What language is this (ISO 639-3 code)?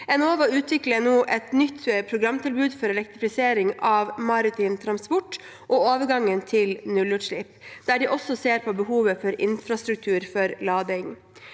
nor